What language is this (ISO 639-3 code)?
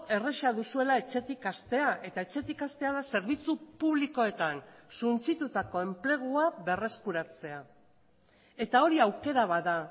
eus